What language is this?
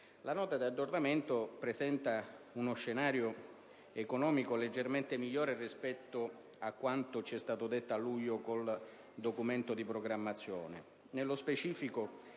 Italian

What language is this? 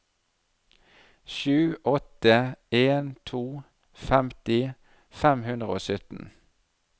Norwegian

